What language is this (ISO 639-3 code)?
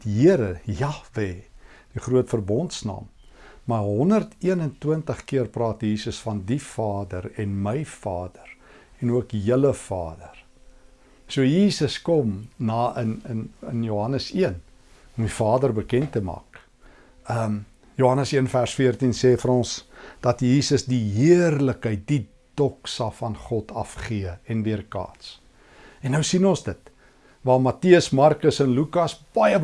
nld